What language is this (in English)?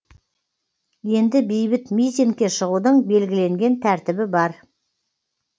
Kazakh